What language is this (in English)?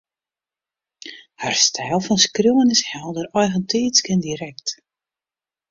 Western Frisian